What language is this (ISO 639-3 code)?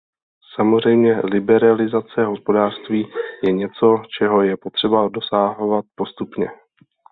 ces